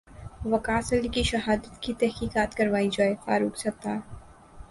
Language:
Urdu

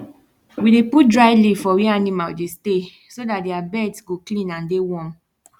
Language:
Nigerian Pidgin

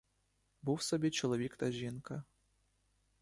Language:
Ukrainian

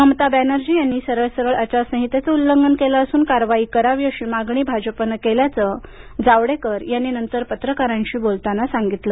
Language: Marathi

